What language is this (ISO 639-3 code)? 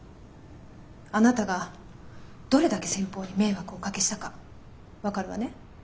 jpn